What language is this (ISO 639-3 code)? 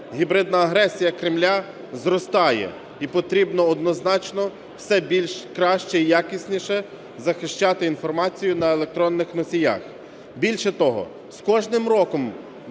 ukr